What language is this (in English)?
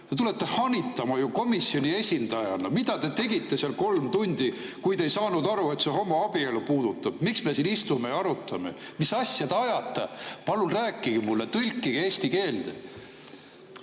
Estonian